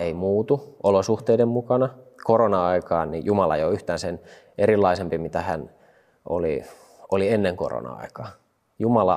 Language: Finnish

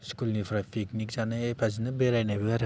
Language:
Bodo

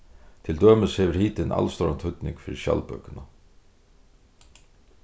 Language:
Faroese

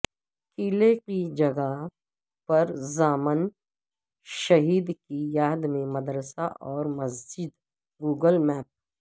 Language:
Urdu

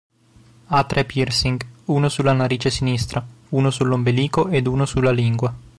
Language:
Italian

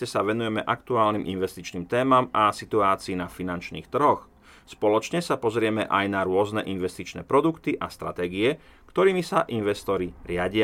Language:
Slovak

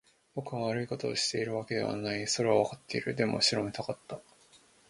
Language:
Japanese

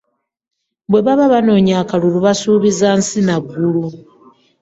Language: Ganda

